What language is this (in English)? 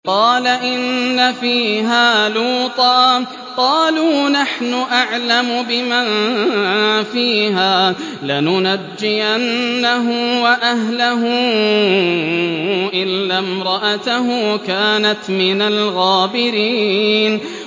Arabic